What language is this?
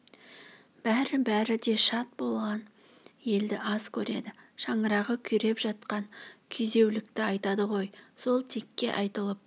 Kazakh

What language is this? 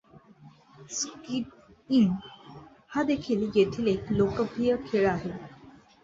Marathi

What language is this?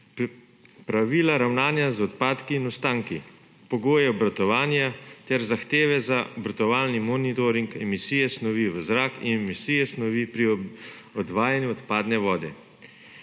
Slovenian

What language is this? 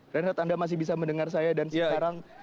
Indonesian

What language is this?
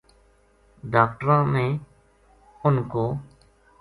Gujari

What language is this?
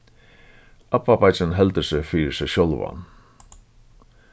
Faroese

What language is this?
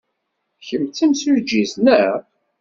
Kabyle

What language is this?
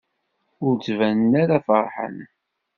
Kabyle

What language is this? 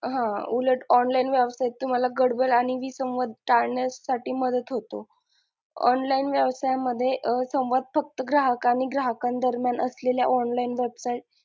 Marathi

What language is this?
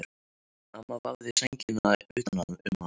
Icelandic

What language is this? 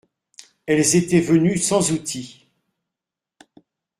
French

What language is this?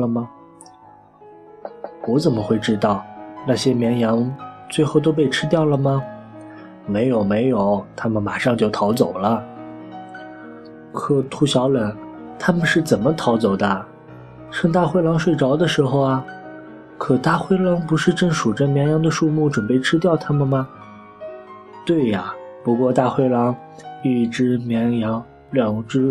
Chinese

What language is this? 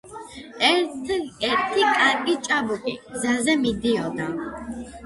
Georgian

